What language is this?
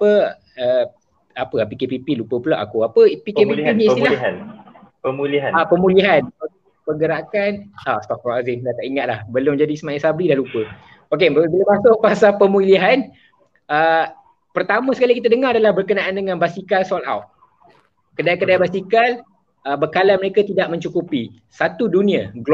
Malay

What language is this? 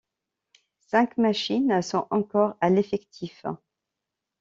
French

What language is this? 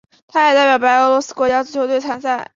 Chinese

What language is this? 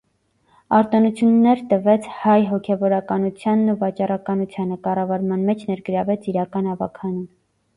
Armenian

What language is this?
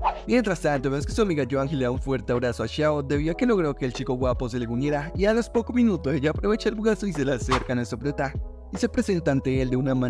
Spanish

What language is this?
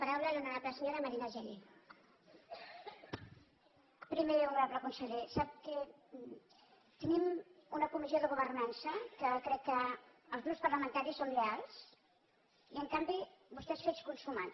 Catalan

